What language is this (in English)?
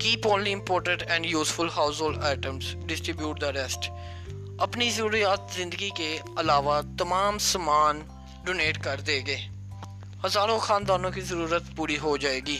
Urdu